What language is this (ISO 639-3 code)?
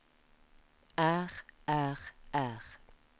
nor